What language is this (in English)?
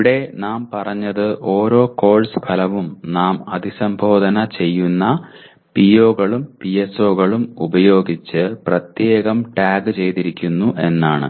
Malayalam